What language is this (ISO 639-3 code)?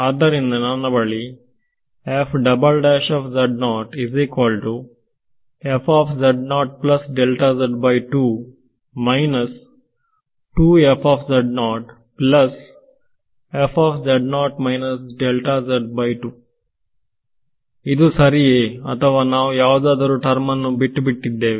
kan